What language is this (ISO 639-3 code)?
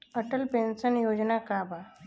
bho